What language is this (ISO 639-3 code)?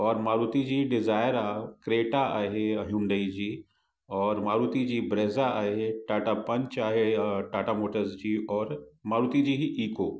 snd